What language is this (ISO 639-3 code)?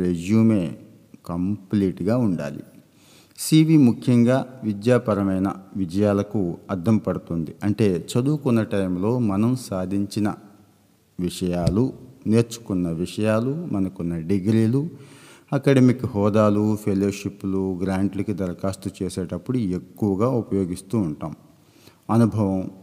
tel